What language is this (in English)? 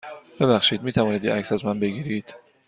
Persian